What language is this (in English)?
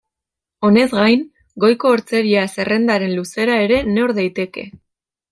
Basque